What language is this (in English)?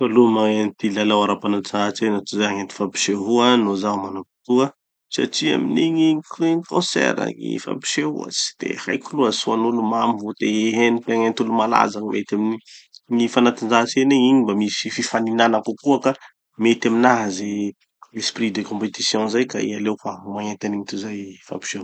Tanosy Malagasy